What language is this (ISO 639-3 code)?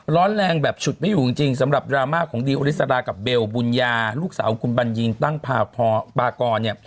tha